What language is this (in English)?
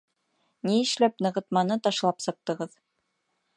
Bashkir